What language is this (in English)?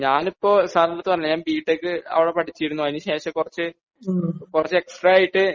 Malayalam